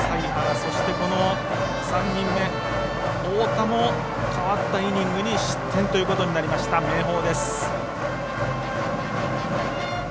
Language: Japanese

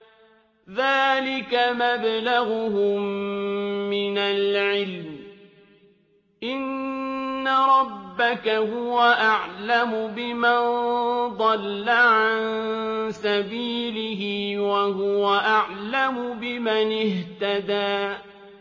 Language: Arabic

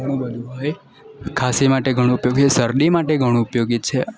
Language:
Gujarati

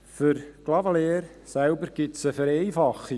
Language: Swiss German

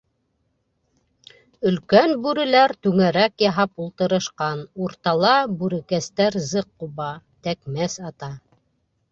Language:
Bashkir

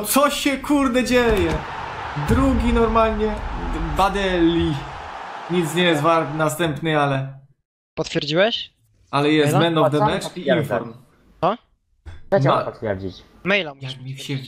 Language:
Polish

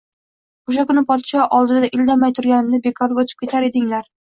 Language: Uzbek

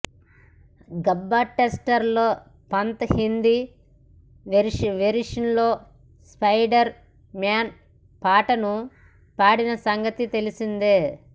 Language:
Telugu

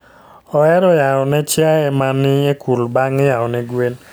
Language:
Luo (Kenya and Tanzania)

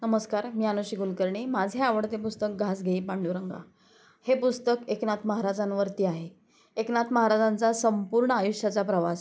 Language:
Marathi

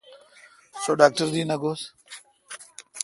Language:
Kalkoti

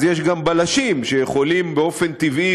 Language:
Hebrew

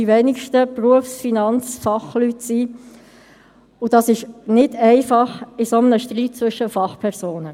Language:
Swiss German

